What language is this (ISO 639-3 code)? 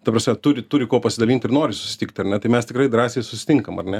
lit